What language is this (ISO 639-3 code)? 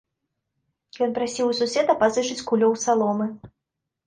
bel